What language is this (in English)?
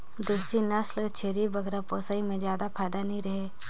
Chhattisgarhi